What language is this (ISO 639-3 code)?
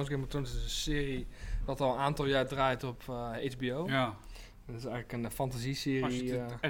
nld